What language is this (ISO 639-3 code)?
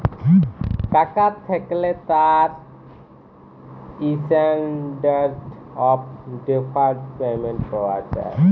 ben